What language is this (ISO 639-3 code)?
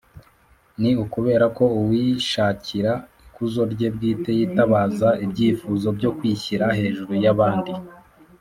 kin